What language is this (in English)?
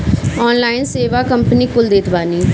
Bhojpuri